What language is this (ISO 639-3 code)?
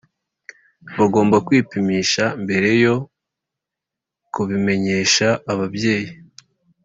kin